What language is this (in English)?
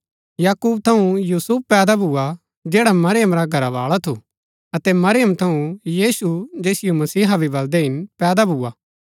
Gaddi